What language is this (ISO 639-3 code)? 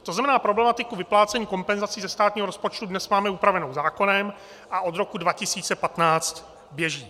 ces